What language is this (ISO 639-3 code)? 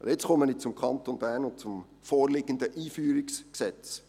gsw